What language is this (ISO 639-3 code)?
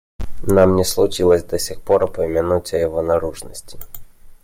rus